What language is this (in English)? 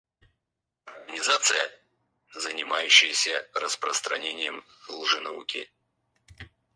Russian